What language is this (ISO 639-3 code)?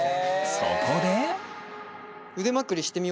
jpn